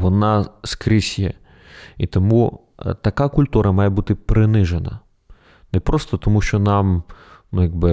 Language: Ukrainian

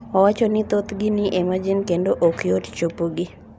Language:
Luo (Kenya and Tanzania)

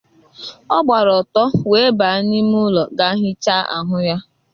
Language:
Igbo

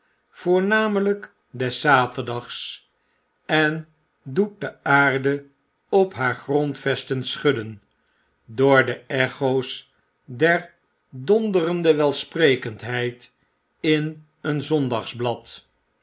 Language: Dutch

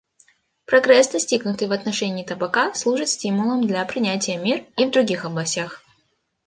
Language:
Russian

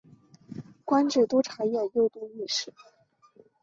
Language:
Chinese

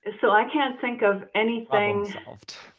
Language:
English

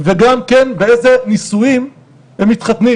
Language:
Hebrew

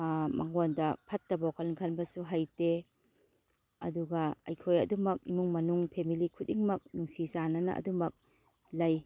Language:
Manipuri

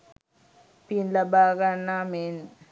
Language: Sinhala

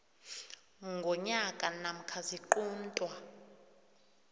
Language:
South Ndebele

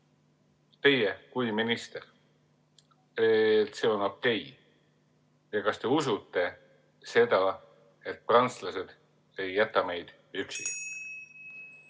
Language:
Estonian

